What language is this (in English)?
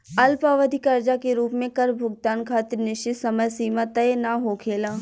Bhojpuri